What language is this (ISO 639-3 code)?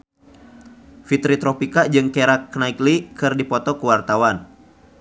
sun